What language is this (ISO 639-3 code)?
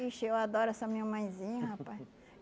por